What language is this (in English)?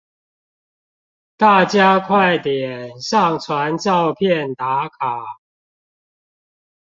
Chinese